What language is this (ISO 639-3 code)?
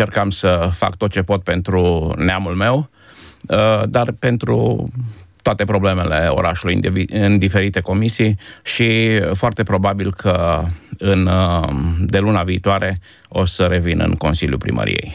ron